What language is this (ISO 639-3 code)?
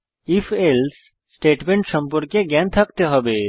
ben